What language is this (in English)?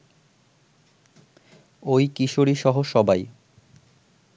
Bangla